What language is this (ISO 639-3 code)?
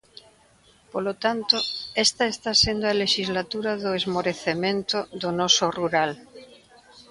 glg